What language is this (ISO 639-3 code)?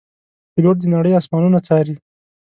pus